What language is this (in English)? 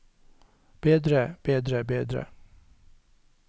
Norwegian